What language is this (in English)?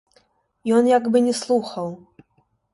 Belarusian